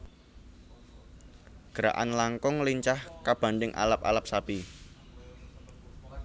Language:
Javanese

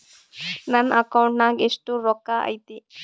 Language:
Kannada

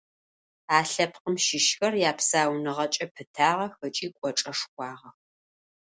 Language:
Adyghe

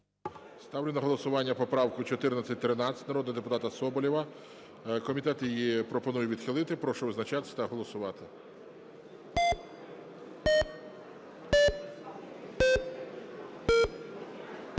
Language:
Ukrainian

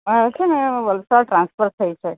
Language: Gujarati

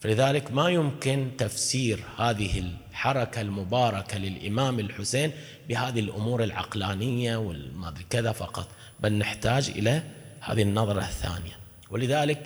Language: Arabic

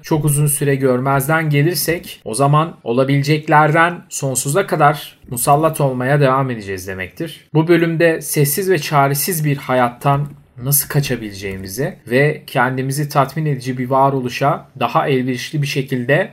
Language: Turkish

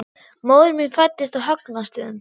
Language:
Icelandic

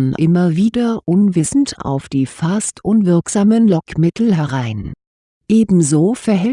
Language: German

